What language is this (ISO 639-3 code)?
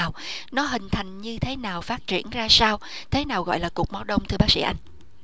vie